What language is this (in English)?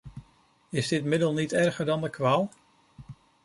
Dutch